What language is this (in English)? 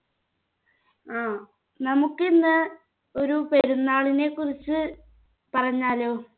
Malayalam